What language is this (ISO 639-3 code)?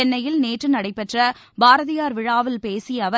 tam